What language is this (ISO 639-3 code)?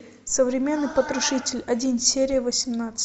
rus